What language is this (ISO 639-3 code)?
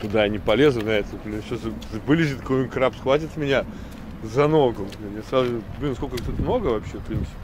rus